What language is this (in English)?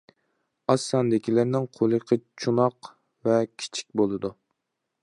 Uyghur